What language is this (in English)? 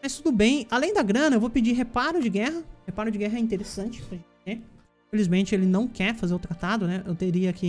Portuguese